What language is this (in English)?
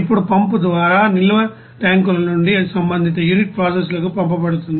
Telugu